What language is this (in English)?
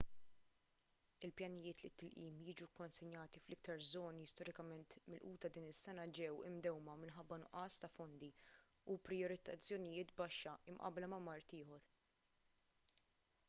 Maltese